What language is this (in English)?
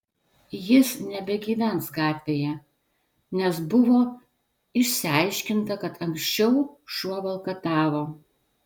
Lithuanian